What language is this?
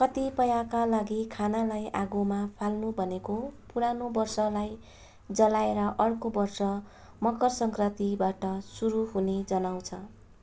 Nepali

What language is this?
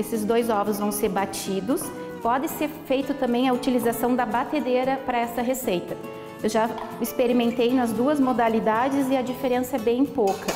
Portuguese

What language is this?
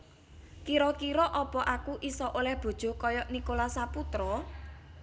Javanese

